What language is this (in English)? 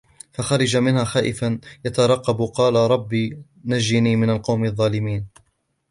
Arabic